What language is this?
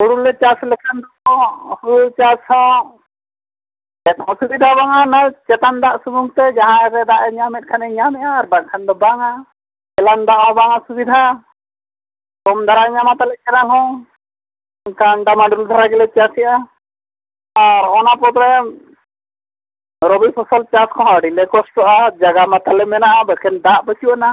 Santali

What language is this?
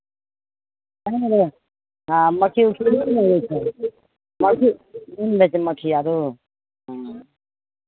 Maithili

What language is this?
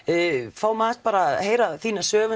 Icelandic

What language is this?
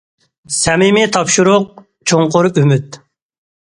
Uyghur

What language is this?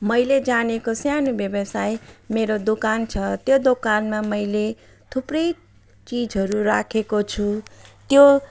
Nepali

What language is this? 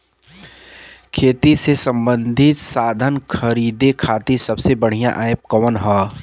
Bhojpuri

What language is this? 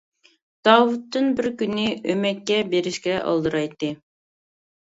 Uyghur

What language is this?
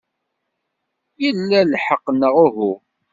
Kabyle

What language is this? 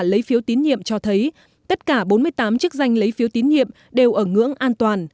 Vietnamese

